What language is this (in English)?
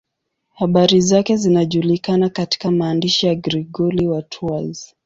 Swahili